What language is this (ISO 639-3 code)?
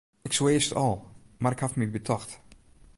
fry